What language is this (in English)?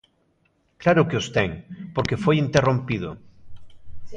Galician